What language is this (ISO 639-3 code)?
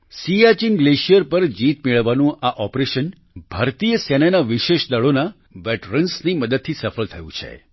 guj